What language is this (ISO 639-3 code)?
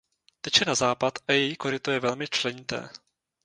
ces